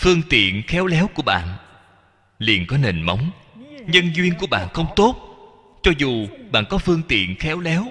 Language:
Vietnamese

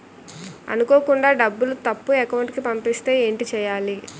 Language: Telugu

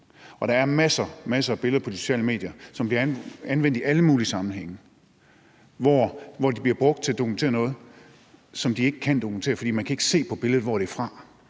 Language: Danish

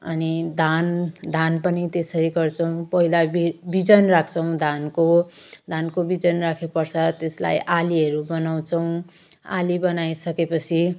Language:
Nepali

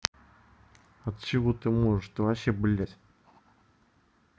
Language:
Russian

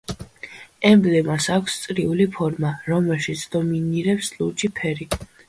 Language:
Georgian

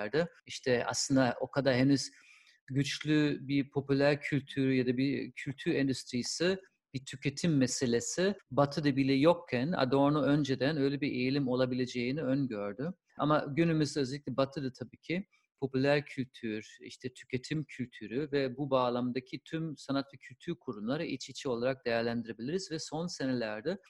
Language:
Turkish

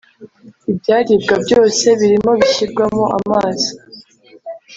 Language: Kinyarwanda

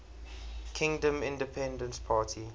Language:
English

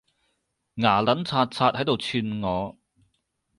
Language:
Cantonese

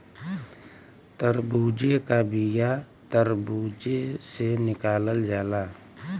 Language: Bhojpuri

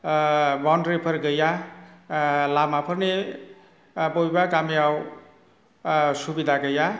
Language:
Bodo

